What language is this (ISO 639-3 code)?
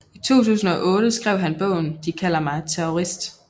dan